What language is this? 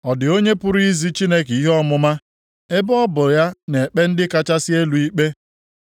Igbo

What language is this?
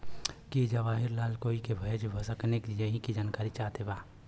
Bhojpuri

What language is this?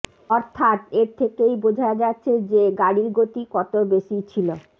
Bangla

